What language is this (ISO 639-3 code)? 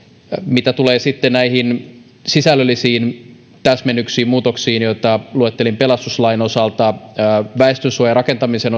fin